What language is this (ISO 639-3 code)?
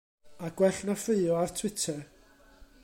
cym